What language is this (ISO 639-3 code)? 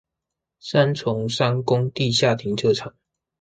zho